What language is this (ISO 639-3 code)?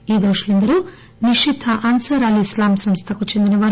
tel